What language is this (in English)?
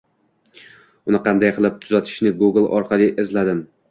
Uzbek